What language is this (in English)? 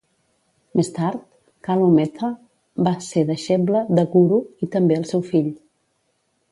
Catalan